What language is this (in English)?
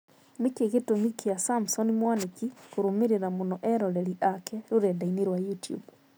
Kikuyu